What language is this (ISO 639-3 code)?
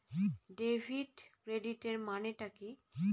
ben